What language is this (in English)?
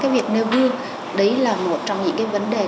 Vietnamese